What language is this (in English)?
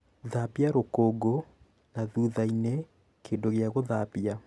Kikuyu